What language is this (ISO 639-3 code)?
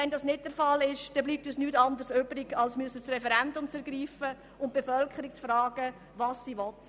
gsw